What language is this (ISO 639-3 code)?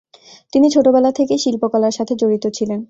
ben